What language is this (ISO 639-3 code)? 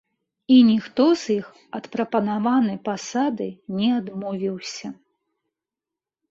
bel